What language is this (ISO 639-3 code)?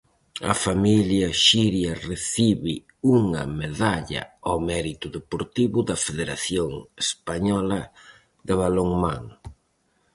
glg